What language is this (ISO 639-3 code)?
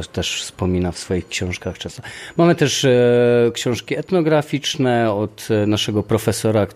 pol